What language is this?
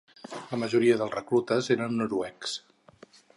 Catalan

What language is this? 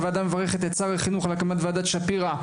Hebrew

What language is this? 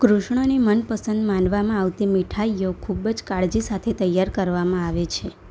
Gujarati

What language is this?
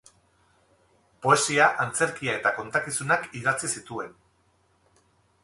Basque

